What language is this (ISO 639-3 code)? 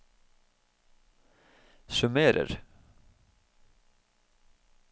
nor